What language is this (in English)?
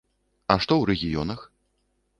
Belarusian